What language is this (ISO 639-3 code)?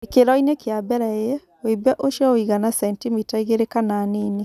kik